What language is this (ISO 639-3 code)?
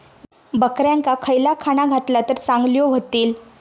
mar